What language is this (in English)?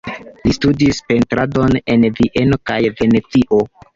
Esperanto